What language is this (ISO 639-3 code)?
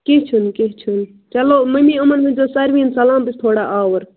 kas